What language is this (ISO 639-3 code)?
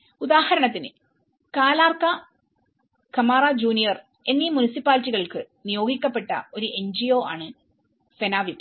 mal